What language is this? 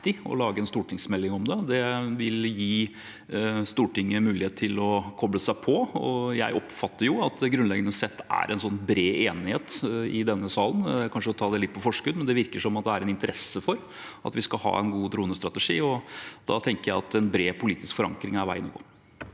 Norwegian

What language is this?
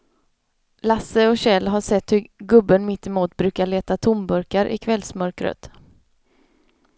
Swedish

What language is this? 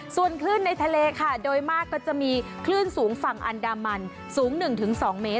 Thai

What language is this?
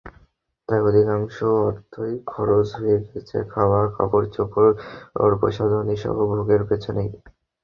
Bangla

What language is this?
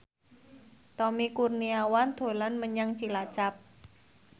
Javanese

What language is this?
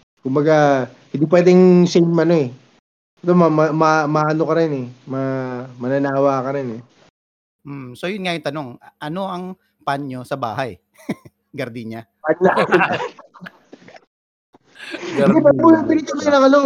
Filipino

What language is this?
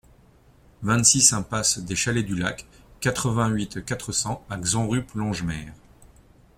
French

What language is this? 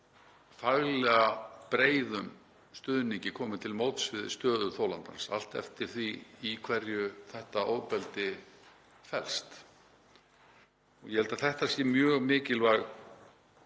Icelandic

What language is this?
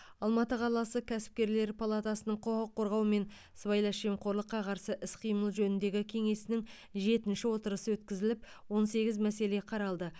Kazakh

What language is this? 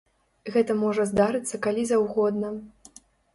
Belarusian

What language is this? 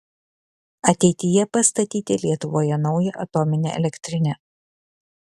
Lithuanian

